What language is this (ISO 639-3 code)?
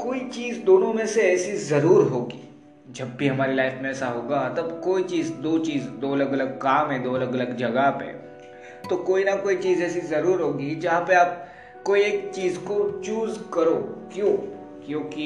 hin